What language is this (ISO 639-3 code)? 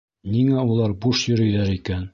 bak